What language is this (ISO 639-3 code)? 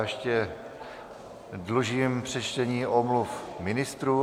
ces